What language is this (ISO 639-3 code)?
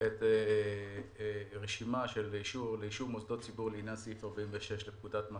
heb